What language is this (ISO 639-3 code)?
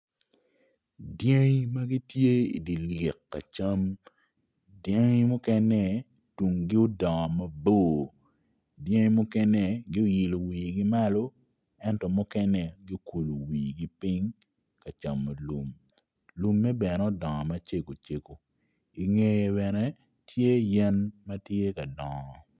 ach